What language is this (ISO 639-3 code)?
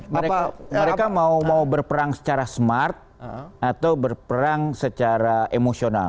ind